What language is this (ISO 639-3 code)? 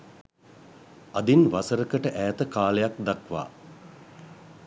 sin